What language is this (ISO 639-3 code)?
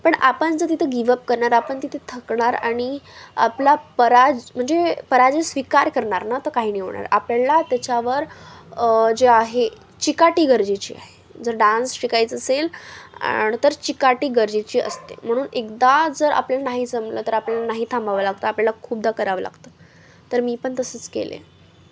mar